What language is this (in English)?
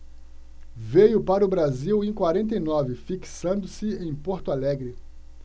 Portuguese